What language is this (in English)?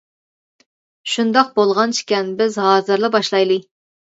Uyghur